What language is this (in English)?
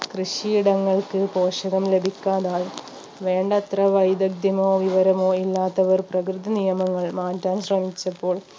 Malayalam